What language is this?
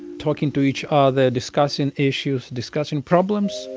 English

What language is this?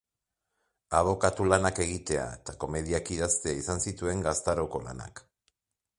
Basque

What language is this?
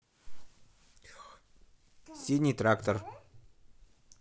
Russian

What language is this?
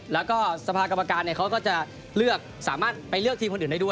Thai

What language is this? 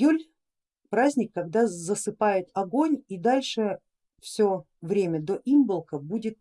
Russian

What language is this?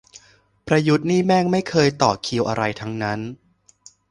Thai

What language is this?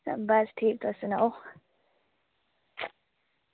Dogri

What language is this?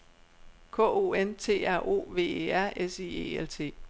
Danish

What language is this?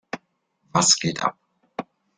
German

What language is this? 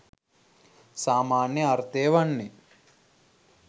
Sinhala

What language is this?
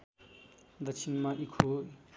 Nepali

